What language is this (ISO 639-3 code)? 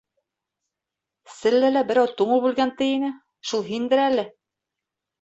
bak